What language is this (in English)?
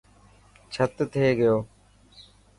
Dhatki